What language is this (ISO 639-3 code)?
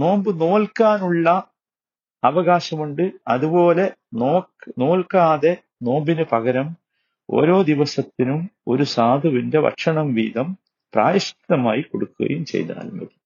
mal